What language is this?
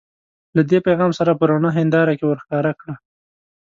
Pashto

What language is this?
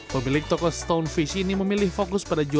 Indonesian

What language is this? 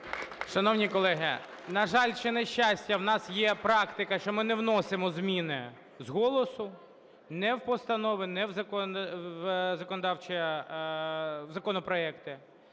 Ukrainian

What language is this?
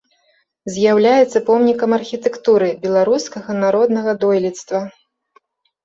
Belarusian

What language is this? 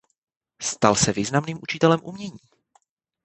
Czech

